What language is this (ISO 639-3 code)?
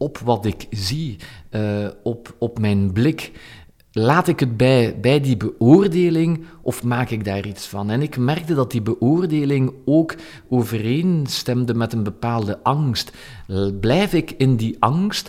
nld